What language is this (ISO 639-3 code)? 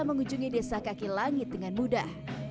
ind